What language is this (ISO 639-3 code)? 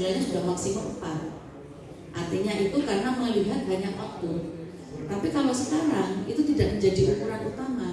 ind